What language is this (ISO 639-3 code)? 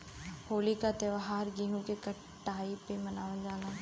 bho